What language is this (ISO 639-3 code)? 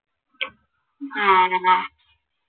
mal